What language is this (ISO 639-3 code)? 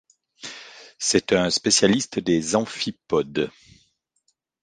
fra